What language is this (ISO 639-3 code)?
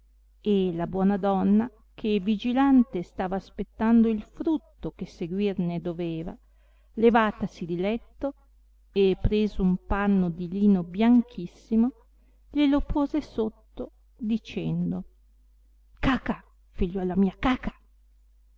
ita